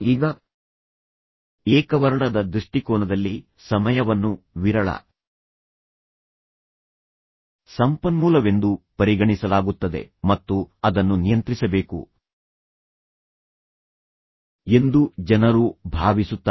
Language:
Kannada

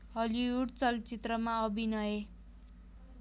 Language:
Nepali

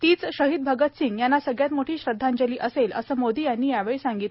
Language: Marathi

